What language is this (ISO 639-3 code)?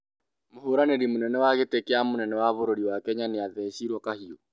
kik